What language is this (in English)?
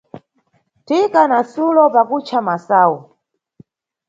Nyungwe